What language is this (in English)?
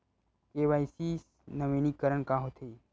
Chhattisgarhi